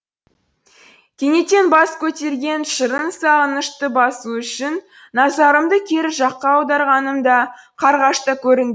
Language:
Kazakh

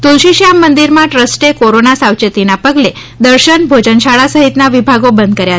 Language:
Gujarati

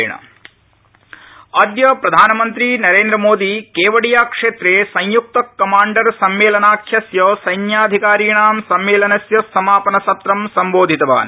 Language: Sanskrit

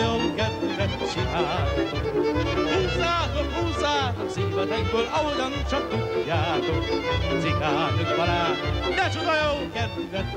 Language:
Hungarian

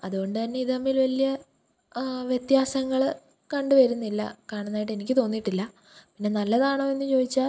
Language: Malayalam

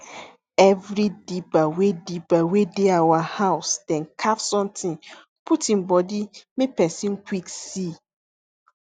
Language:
Nigerian Pidgin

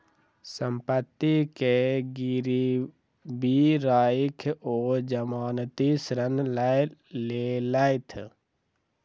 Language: Maithili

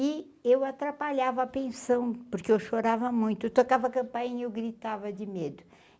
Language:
Portuguese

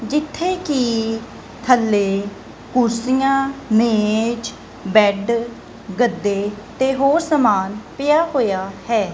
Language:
Punjabi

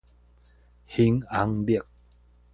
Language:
Min Nan Chinese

